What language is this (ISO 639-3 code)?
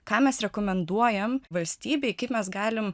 lit